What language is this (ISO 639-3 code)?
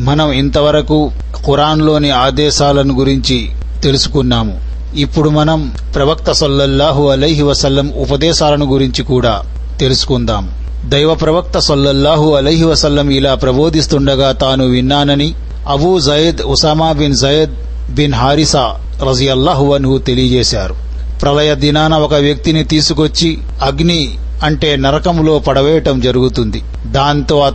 tel